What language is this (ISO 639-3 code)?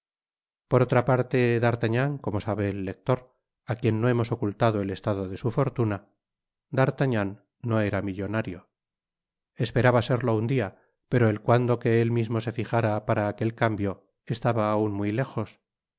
spa